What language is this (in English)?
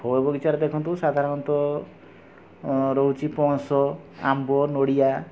Odia